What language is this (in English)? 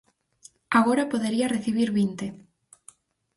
Galician